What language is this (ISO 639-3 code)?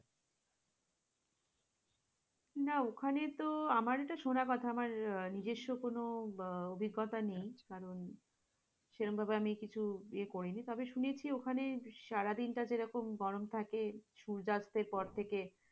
ben